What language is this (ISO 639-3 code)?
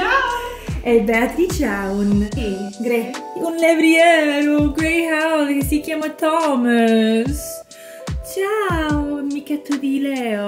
ita